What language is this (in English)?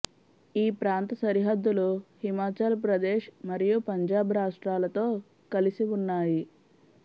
Telugu